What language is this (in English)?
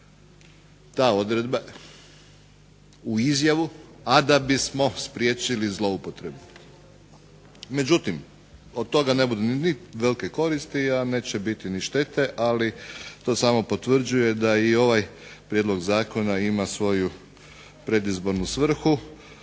Croatian